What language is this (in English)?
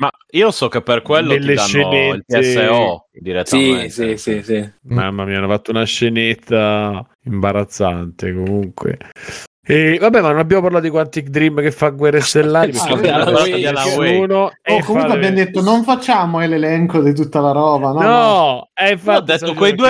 Italian